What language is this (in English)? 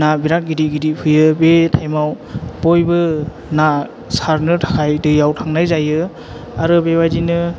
Bodo